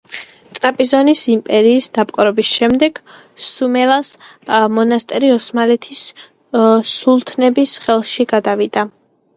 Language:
Georgian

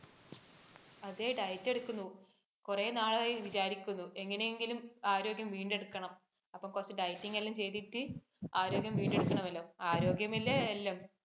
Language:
Malayalam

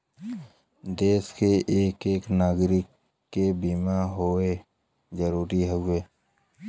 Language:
Bhojpuri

